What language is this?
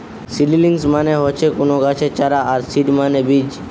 Bangla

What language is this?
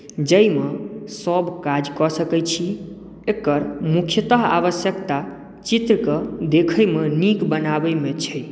Maithili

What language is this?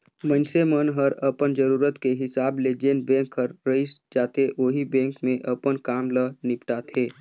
Chhattisgarhi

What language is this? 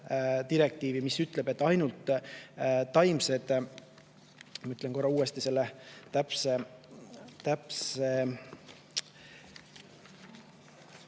Estonian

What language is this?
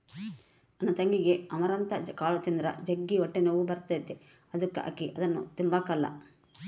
Kannada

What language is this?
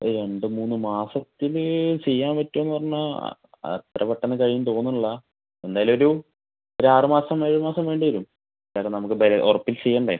Malayalam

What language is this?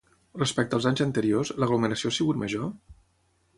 Catalan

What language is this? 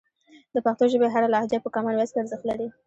Pashto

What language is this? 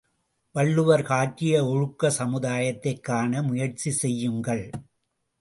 Tamil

